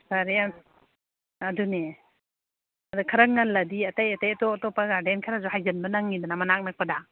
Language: Manipuri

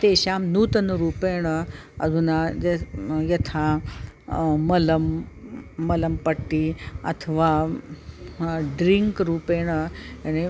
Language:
Sanskrit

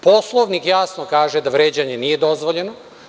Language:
Serbian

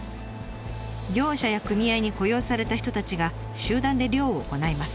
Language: Japanese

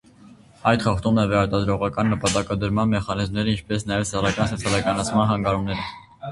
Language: Armenian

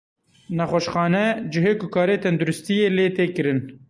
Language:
Kurdish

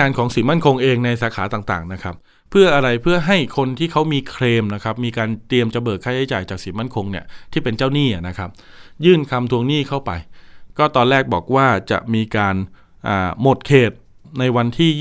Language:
Thai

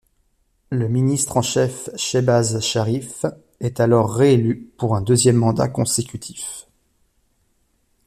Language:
French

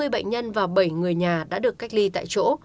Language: Vietnamese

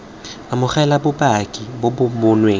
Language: Tswana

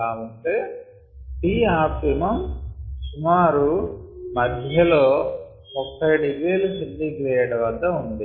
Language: Telugu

